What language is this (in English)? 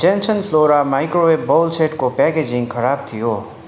Nepali